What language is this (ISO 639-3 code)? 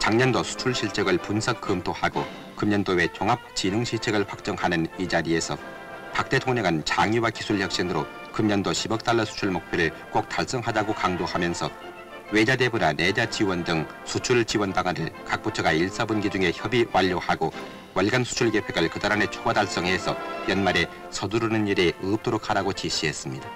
kor